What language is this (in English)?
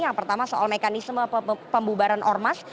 Indonesian